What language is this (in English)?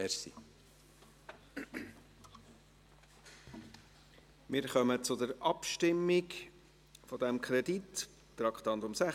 Swiss German